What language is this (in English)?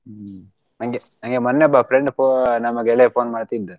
Kannada